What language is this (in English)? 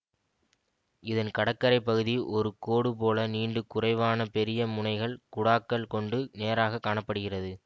Tamil